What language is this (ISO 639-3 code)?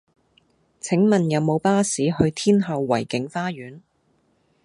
yue